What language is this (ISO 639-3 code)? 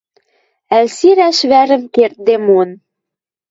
mrj